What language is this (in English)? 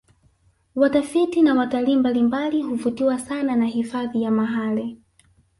Swahili